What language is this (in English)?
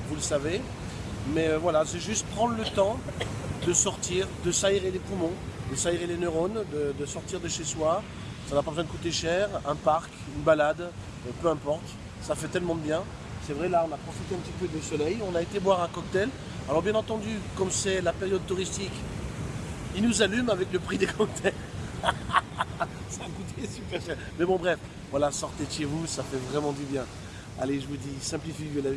French